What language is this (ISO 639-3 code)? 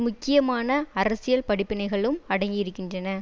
tam